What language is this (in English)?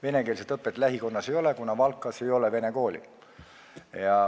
Estonian